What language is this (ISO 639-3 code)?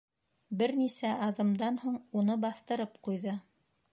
bak